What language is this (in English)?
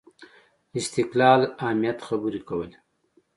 Pashto